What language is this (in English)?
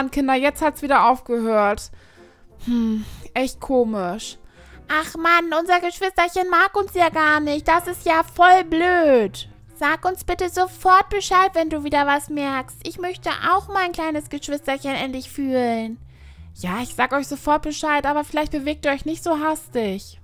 German